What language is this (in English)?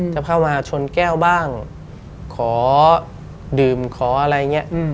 Thai